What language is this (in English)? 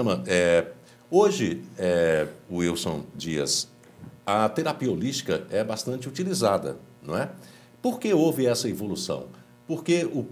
Portuguese